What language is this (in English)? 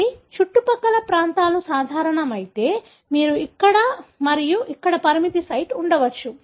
Telugu